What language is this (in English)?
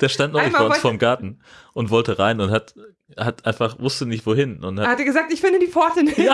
German